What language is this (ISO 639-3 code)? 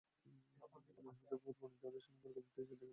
ben